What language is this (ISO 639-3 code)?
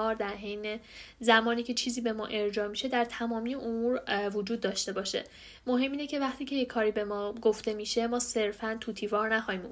fas